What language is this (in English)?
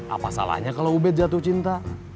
Indonesian